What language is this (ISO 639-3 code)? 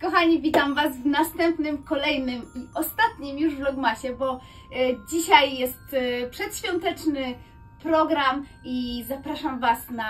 pol